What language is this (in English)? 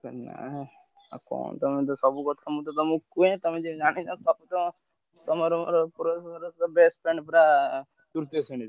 Odia